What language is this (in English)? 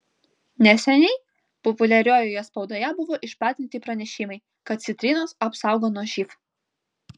Lithuanian